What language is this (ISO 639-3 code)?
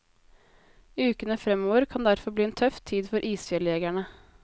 nor